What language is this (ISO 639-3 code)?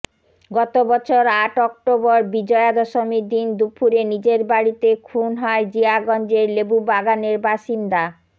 ben